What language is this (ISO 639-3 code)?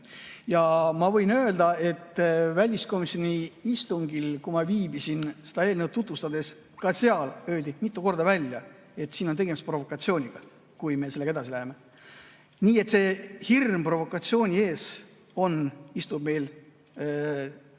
est